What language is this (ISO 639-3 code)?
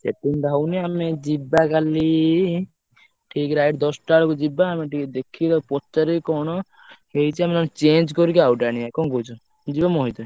ori